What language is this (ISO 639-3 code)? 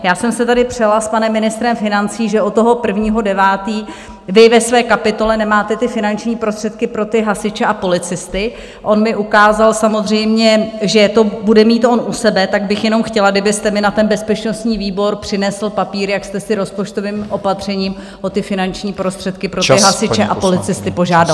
ces